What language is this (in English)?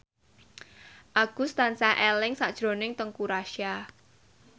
Javanese